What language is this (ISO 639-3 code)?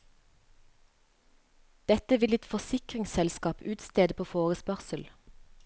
nor